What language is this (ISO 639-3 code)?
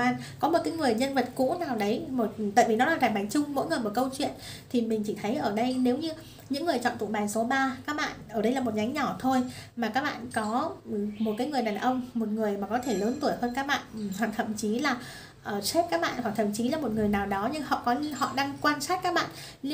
vie